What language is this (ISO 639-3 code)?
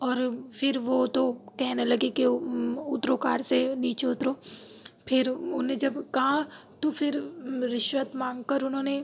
urd